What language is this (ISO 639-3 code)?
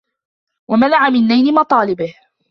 ara